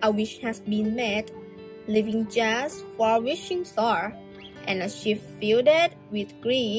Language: Thai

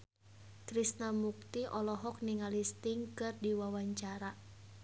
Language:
Sundanese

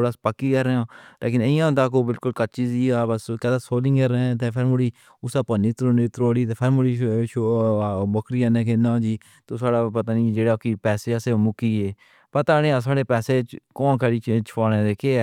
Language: Pahari-Potwari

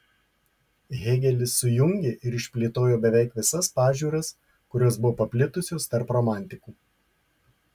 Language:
Lithuanian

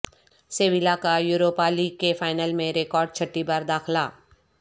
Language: Urdu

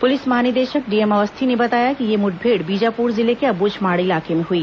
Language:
Hindi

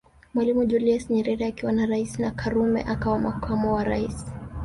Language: Swahili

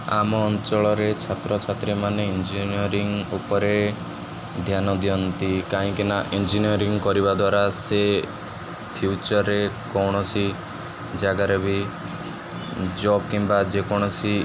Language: Odia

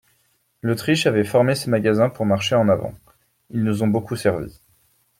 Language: French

